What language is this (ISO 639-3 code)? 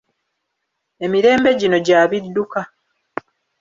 lug